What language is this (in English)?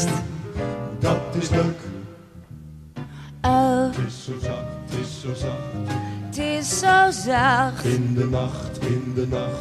Dutch